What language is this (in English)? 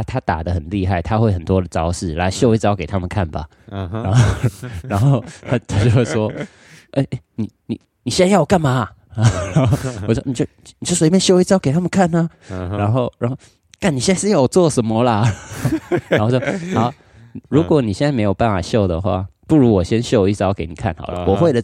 Chinese